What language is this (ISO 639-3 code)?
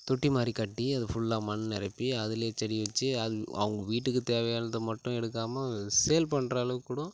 tam